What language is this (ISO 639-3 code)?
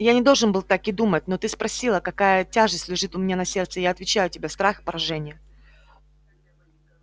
rus